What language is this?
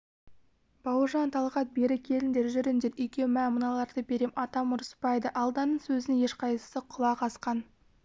Kazakh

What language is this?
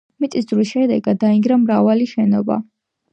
Georgian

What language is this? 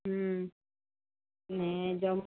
Gujarati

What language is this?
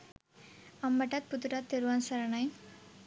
Sinhala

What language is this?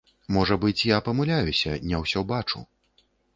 Belarusian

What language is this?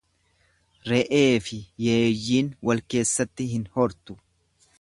Oromo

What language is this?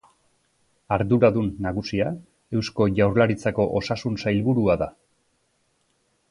Basque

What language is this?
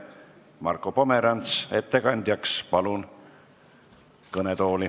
Estonian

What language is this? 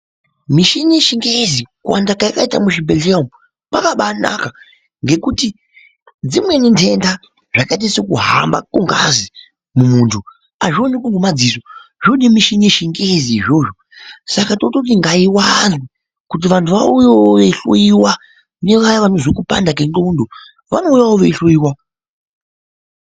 Ndau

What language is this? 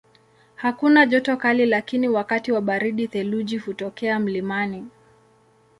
Swahili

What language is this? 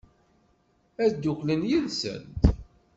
Kabyle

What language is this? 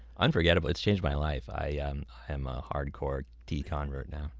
English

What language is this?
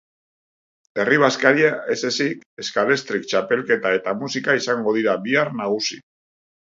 Basque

